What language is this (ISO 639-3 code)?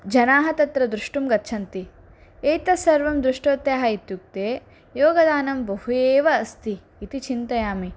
san